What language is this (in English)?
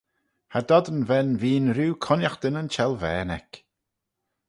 Manx